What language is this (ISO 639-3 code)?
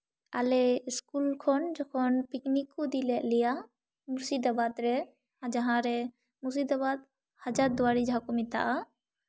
sat